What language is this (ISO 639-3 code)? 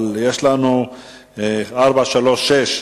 heb